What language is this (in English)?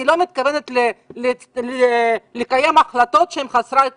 Hebrew